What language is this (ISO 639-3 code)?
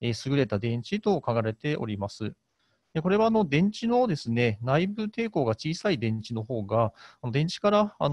jpn